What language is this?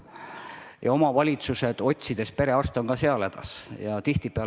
Estonian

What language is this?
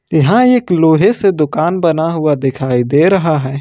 Hindi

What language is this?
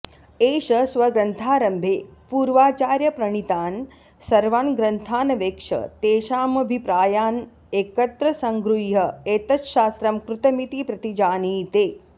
Sanskrit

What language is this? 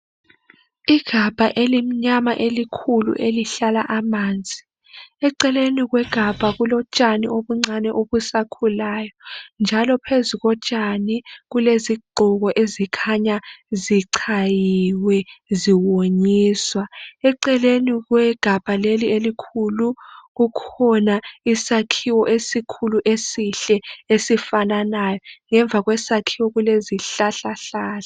North Ndebele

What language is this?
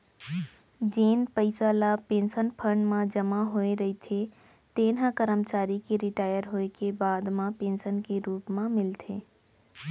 Chhattisgarhi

